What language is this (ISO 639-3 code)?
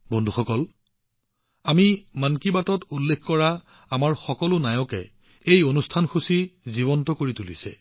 asm